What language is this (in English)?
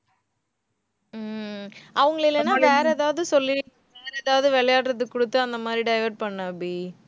Tamil